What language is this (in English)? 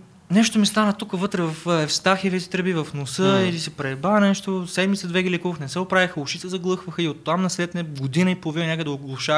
Bulgarian